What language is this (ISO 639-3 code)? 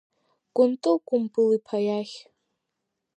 abk